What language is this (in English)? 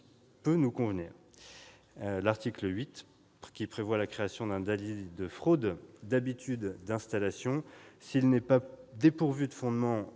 French